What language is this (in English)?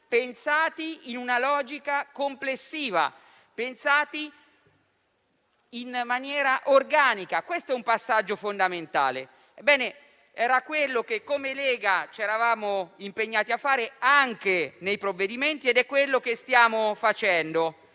Italian